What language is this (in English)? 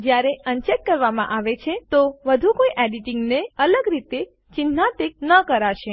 Gujarati